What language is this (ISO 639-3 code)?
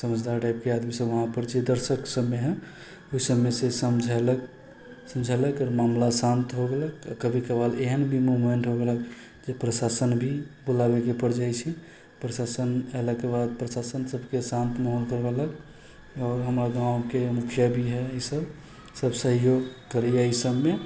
mai